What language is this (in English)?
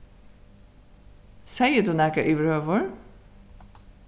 Faroese